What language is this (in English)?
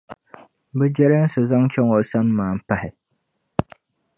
Dagbani